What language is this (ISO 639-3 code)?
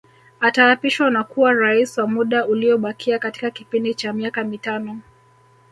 swa